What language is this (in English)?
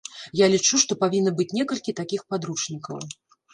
Belarusian